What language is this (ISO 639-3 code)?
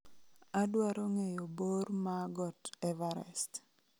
luo